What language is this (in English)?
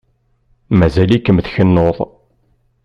Kabyle